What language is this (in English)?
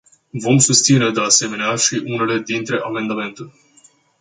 Romanian